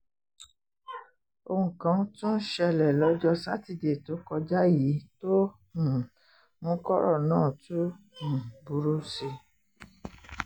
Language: Yoruba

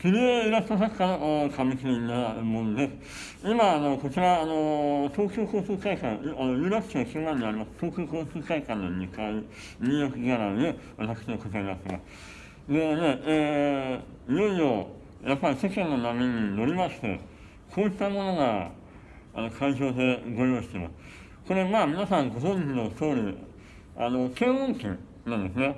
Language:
Japanese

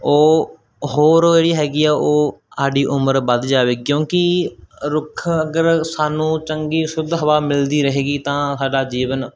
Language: Punjabi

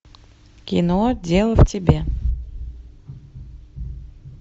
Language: Russian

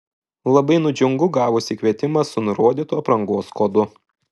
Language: Lithuanian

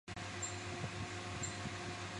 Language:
Chinese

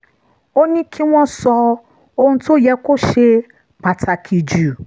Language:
Yoruba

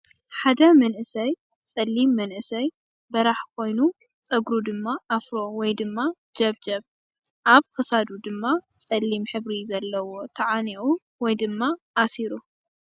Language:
Tigrinya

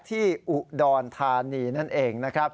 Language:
Thai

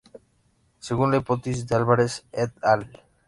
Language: Spanish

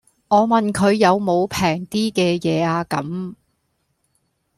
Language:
Cantonese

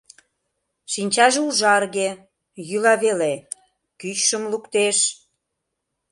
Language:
Mari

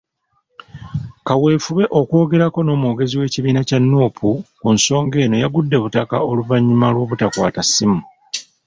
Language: Ganda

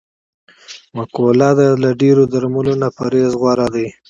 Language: Pashto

